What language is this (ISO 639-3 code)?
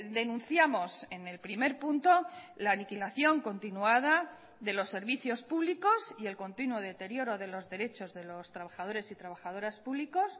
spa